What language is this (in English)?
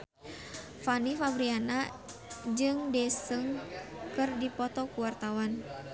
Sundanese